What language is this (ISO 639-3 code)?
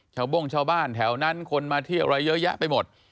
tha